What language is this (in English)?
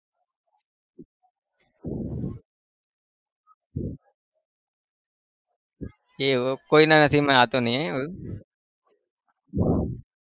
Gujarati